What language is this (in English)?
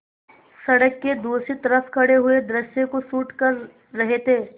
Hindi